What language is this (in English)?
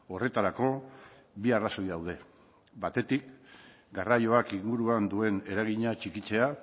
Basque